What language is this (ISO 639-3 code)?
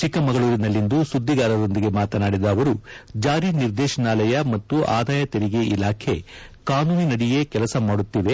kan